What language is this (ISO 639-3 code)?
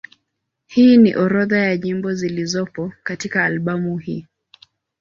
swa